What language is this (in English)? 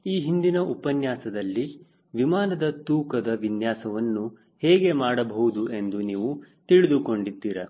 Kannada